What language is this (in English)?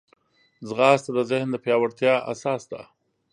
Pashto